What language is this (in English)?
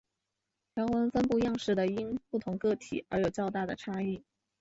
Chinese